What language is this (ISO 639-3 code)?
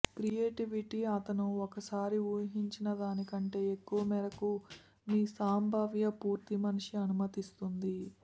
tel